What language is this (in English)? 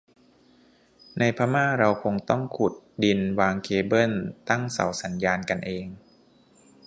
Thai